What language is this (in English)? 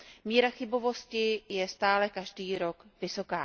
Czech